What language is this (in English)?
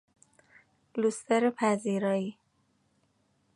Persian